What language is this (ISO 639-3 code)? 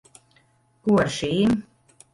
lav